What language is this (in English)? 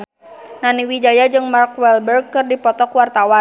Sundanese